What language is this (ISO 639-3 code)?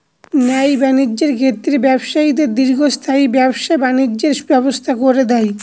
ben